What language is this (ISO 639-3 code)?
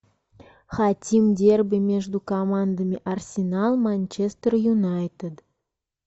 rus